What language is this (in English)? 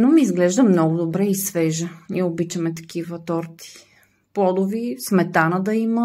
Bulgarian